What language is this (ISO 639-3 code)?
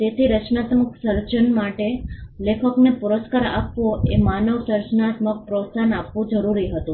guj